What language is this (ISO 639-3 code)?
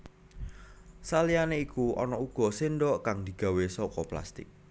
jav